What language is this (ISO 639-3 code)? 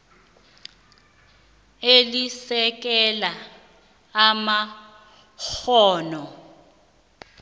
nbl